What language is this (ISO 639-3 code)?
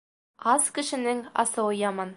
bak